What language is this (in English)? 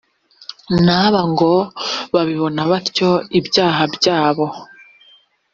Kinyarwanda